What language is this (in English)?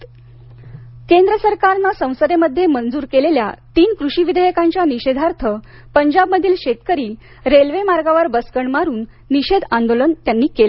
Marathi